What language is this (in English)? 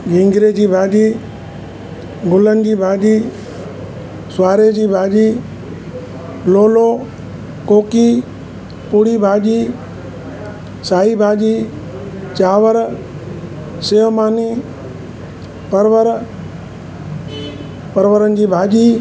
Sindhi